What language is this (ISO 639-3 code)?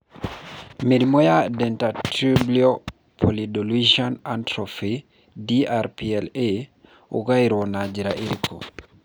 kik